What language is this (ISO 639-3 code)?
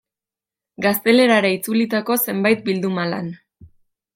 eus